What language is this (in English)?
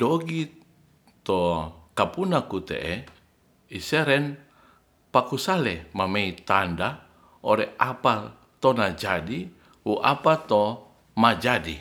Ratahan